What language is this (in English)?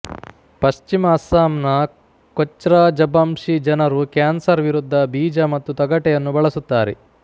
Kannada